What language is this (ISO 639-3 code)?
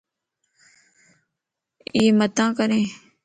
lss